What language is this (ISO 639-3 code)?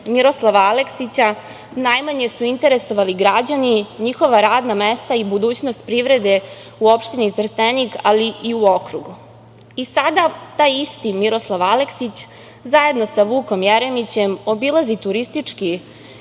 srp